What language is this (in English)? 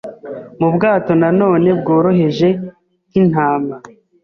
Kinyarwanda